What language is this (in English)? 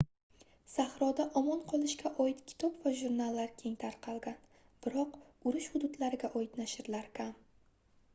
Uzbek